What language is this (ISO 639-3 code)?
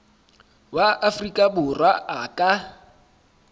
sot